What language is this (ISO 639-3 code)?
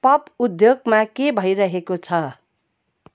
nep